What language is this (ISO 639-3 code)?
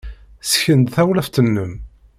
kab